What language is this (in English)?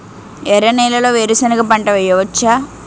Telugu